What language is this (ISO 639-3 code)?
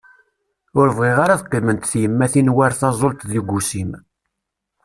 kab